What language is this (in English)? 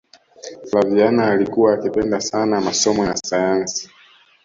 Swahili